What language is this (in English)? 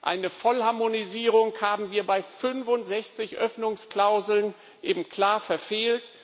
German